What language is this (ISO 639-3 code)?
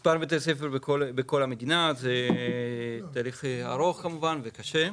heb